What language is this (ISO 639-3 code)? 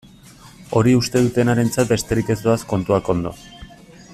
eus